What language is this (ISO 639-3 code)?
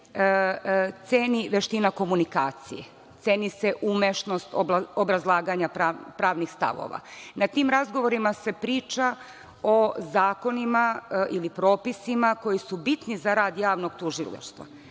srp